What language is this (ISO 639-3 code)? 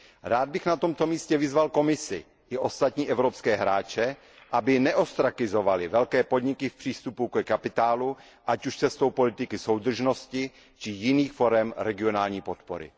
ces